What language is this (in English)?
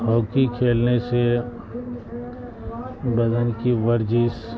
Urdu